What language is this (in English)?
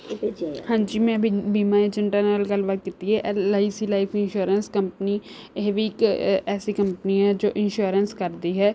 Punjabi